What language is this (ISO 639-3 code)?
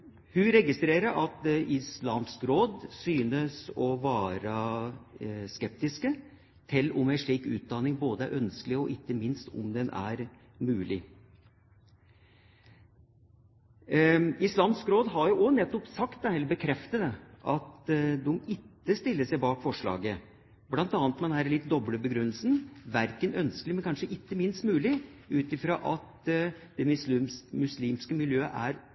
nob